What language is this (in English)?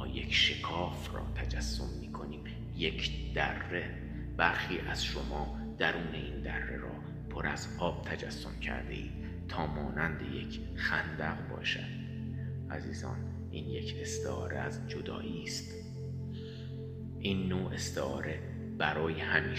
Persian